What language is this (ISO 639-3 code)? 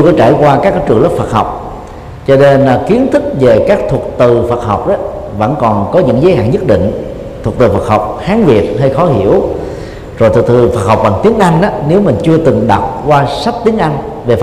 vie